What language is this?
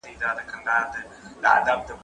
Pashto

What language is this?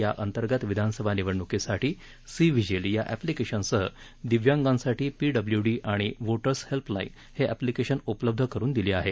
Marathi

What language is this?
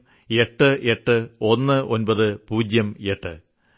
Malayalam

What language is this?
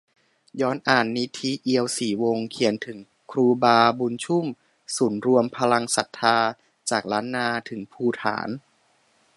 Thai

